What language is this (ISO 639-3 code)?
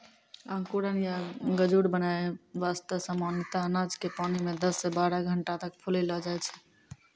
mai